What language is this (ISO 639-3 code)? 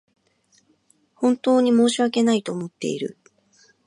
jpn